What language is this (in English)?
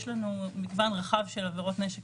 Hebrew